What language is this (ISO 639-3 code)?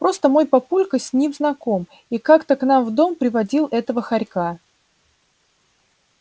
rus